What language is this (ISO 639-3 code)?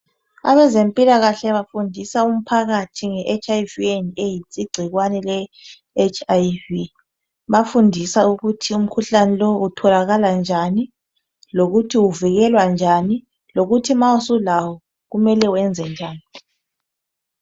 nde